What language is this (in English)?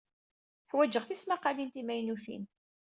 Kabyle